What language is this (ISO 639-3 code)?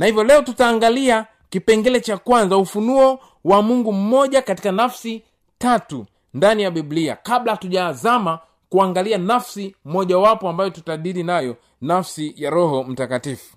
swa